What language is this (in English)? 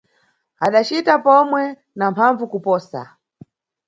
Nyungwe